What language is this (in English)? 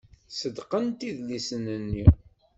Kabyle